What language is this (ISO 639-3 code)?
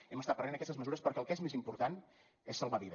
cat